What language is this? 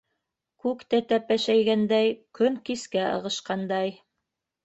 Bashkir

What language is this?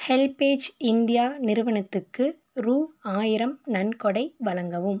Tamil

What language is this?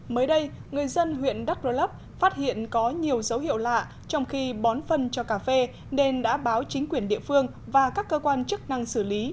Vietnamese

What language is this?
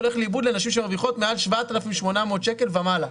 Hebrew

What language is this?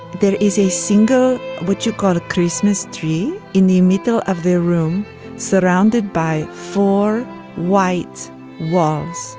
English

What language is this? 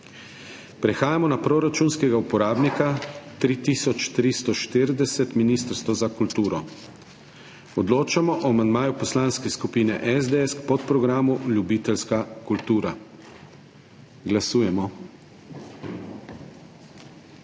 Slovenian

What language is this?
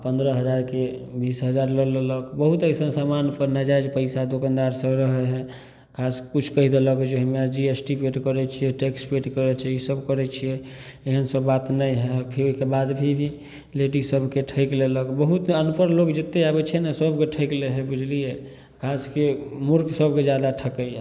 Maithili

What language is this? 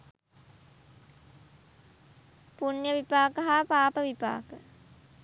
Sinhala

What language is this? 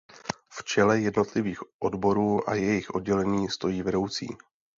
Czech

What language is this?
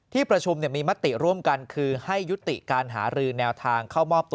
Thai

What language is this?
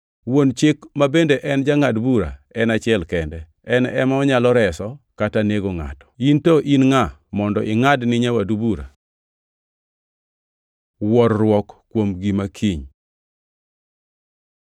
Luo (Kenya and Tanzania)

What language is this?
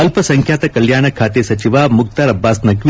Kannada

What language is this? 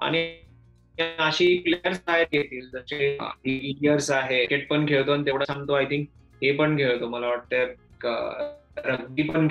Marathi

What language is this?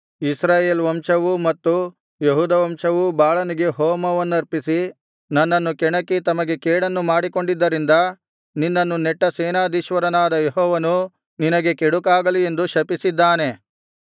Kannada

